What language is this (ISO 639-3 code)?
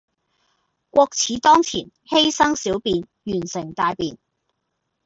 yue